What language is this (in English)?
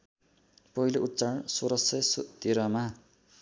Nepali